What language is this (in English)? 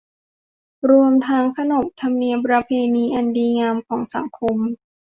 Thai